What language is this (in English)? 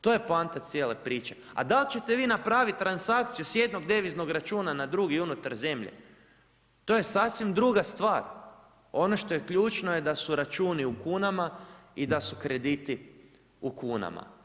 Croatian